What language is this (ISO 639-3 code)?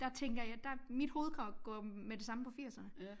dan